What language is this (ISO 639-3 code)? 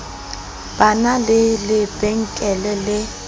sot